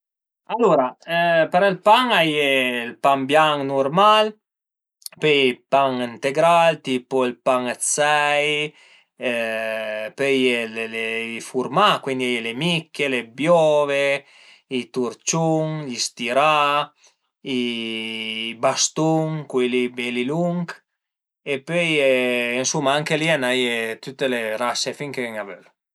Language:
Piedmontese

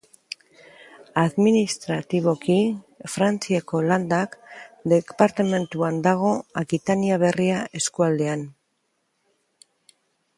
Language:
Basque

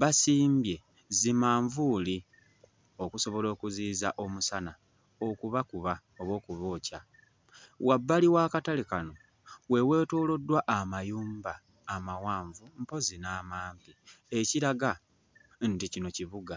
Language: Ganda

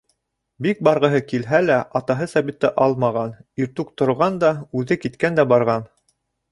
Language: Bashkir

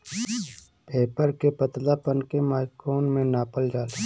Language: Bhojpuri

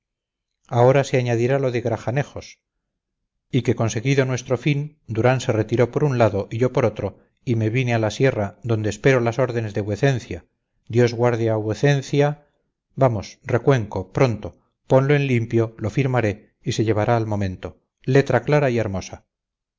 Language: Spanish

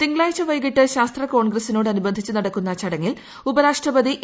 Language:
Malayalam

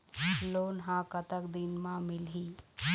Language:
Chhattisgarhi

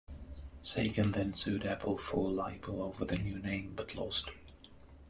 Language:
English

